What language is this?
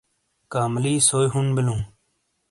Shina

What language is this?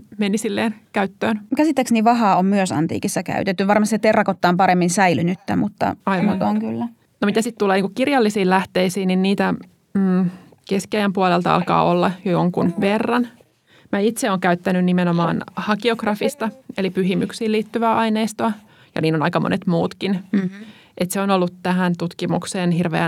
Finnish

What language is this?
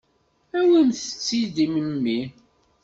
Kabyle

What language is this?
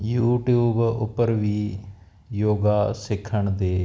Punjabi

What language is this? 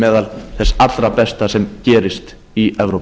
Icelandic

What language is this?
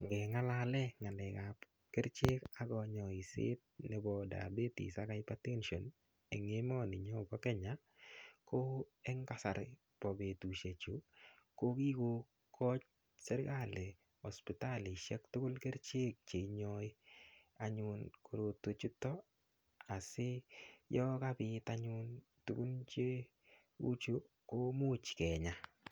Kalenjin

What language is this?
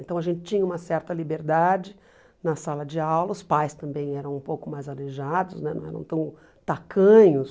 Portuguese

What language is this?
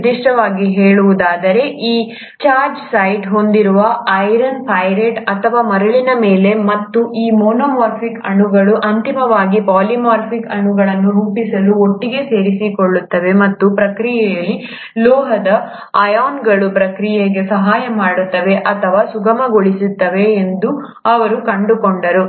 Kannada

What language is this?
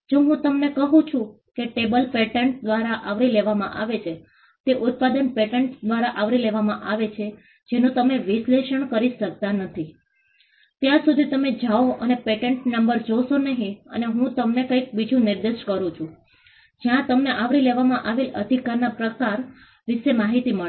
Gujarati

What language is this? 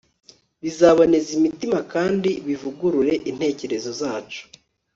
Kinyarwanda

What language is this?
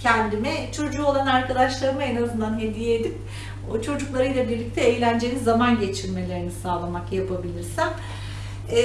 Turkish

